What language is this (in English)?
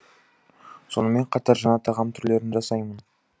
Kazakh